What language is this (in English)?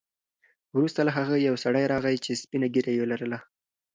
Pashto